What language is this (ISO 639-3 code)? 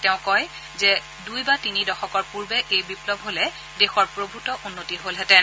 asm